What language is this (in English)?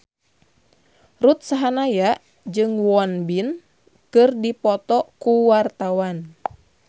Sundanese